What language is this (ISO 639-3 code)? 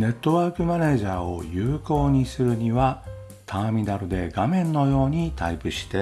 jpn